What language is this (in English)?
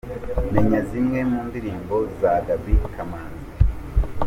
Kinyarwanda